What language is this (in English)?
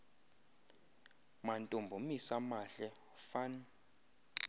Xhosa